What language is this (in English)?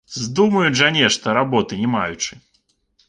Belarusian